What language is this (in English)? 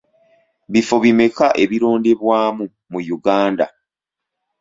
Ganda